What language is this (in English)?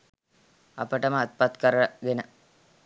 Sinhala